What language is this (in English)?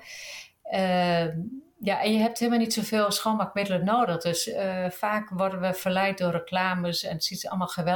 Dutch